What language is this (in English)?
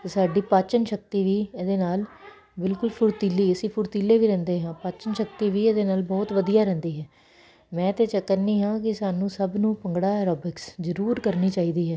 Punjabi